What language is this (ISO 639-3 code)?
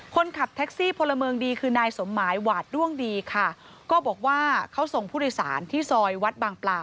tha